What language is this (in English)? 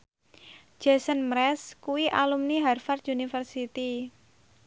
Javanese